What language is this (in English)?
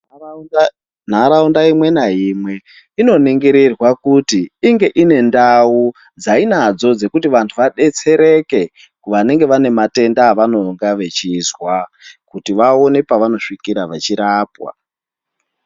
Ndau